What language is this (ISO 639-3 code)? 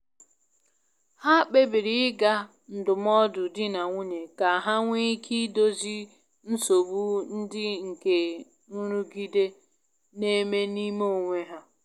ibo